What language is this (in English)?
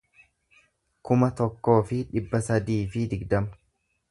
Oromo